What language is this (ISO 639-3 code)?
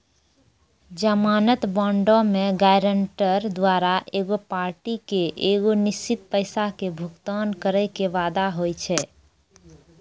mai